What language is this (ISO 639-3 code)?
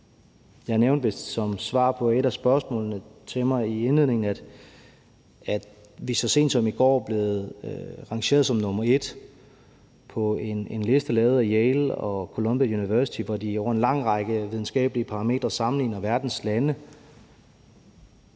dan